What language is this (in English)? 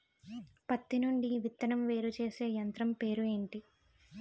Telugu